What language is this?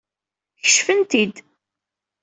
Kabyle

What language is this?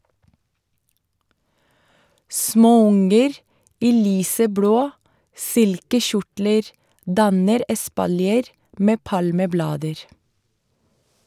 Norwegian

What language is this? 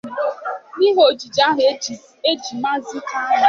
Igbo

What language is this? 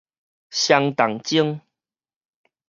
Min Nan Chinese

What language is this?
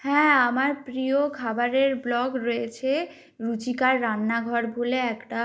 Bangla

